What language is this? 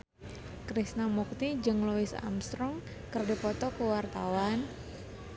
Sundanese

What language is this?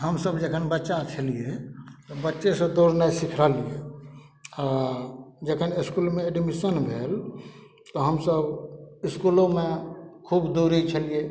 Maithili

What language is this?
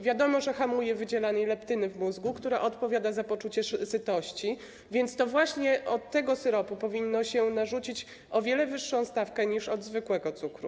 Polish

